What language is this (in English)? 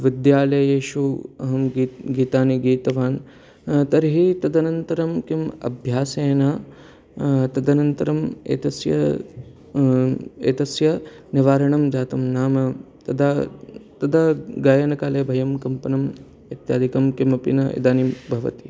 Sanskrit